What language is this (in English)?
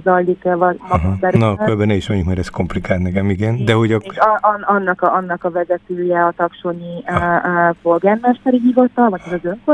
Hungarian